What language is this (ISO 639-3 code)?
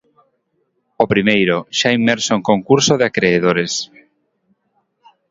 glg